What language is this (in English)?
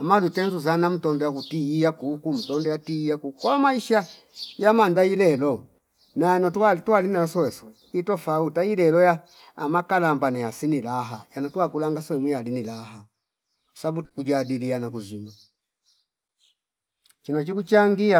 Fipa